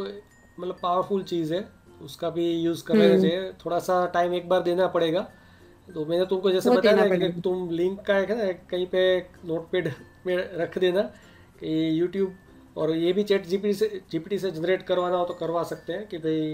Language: Hindi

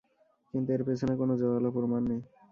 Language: Bangla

